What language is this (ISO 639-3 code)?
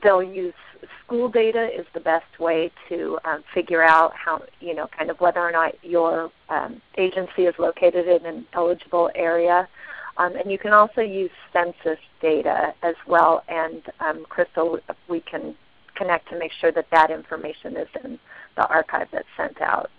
eng